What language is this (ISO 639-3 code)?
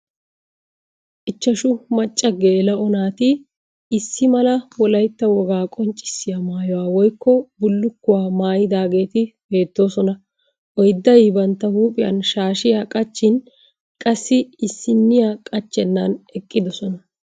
wal